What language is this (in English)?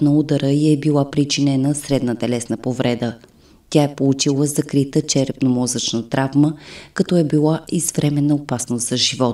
Bulgarian